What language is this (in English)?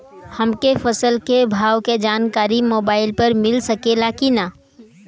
Bhojpuri